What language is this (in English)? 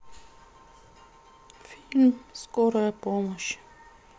Russian